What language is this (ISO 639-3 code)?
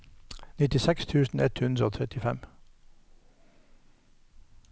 nor